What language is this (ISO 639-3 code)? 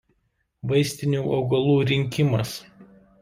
lit